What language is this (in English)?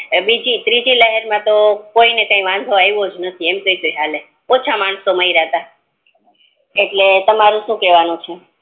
Gujarati